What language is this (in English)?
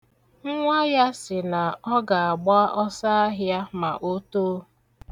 Igbo